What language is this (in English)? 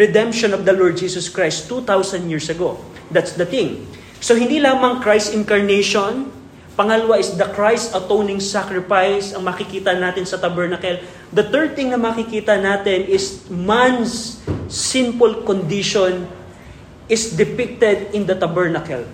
Filipino